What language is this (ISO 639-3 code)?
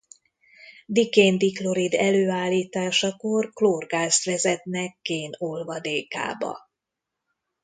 hun